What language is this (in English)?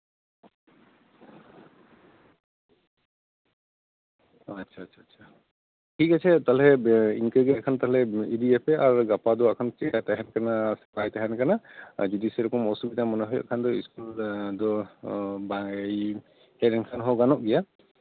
Santali